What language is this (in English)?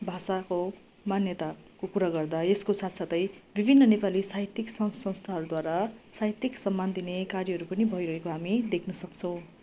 Nepali